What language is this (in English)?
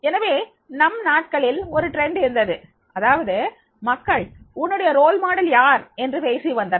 Tamil